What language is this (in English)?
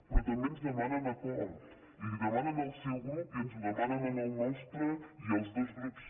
Catalan